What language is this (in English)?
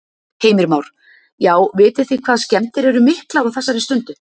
Icelandic